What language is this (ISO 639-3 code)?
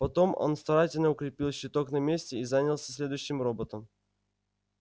rus